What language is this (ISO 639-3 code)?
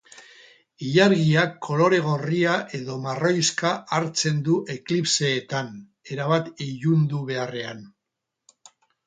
eus